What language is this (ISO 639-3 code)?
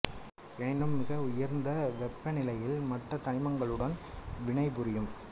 tam